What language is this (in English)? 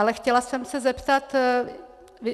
Czech